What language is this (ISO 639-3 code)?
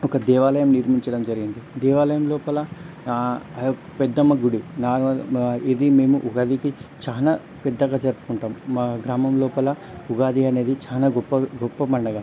tel